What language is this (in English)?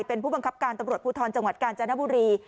Thai